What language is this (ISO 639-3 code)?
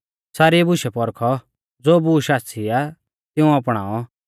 bfz